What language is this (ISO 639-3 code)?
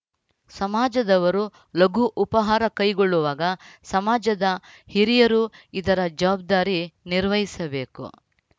kan